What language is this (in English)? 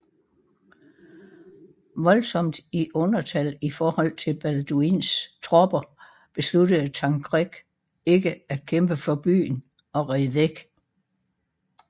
Danish